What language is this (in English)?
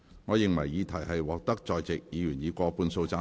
Cantonese